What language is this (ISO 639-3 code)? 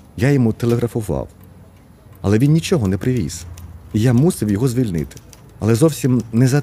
ukr